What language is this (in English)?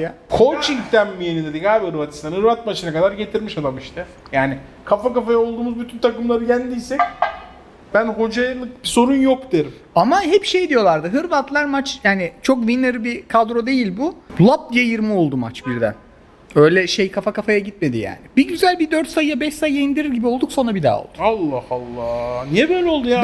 Turkish